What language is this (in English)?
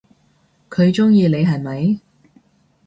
Cantonese